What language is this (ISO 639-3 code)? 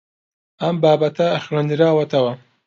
ckb